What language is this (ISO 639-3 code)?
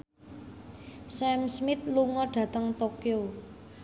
jav